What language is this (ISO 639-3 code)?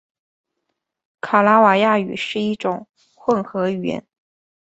zho